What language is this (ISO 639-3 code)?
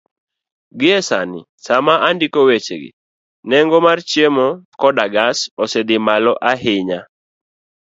luo